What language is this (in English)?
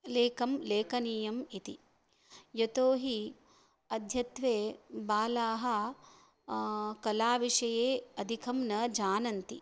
Sanskrit